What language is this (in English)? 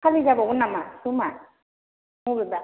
Bodo